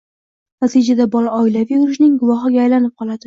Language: Uzbek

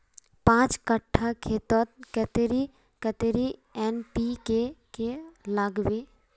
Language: Magahi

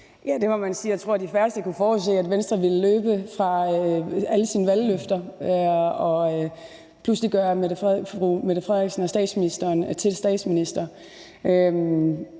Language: Danish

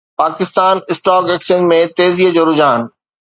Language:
Sindhi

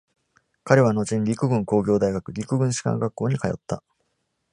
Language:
Japanese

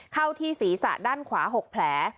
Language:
Thai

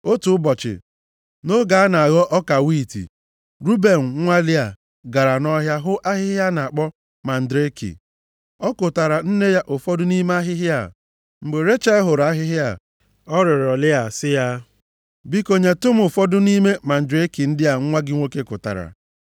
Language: Igbo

